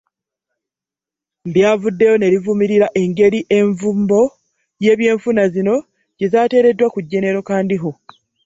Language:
Ganda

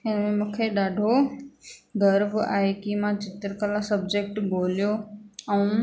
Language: Sindhi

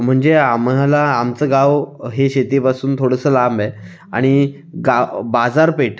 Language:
Marathi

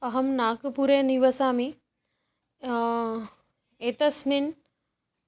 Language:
Sanskrit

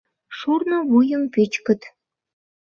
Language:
Mari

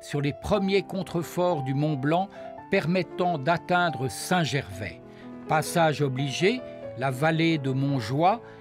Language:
French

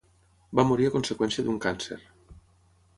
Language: Catalan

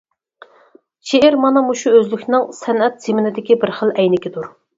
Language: Uyghur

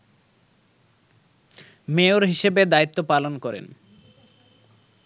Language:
Bangla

